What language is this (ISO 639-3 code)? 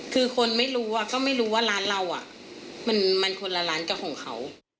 tha